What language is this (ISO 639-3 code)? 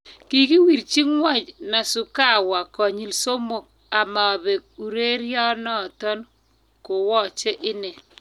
kln